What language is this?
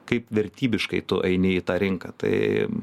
Lithuanian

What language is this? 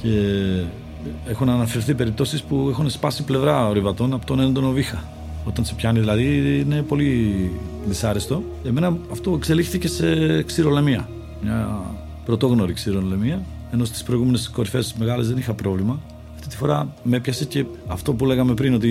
Greek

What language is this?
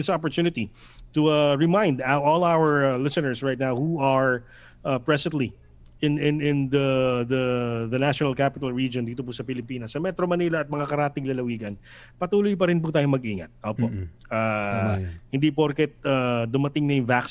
Filipino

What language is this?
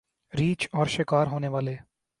Urdu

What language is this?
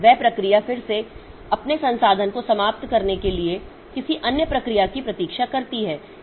Hindi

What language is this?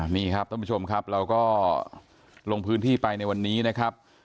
Thai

